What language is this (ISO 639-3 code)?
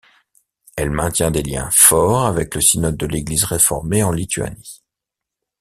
fra